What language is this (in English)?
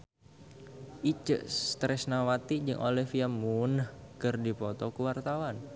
Sundanese